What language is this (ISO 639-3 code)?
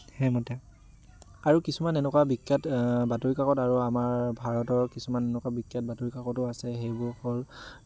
asm